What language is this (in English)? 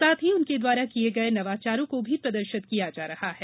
Hindi